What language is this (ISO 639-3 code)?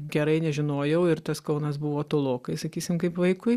lit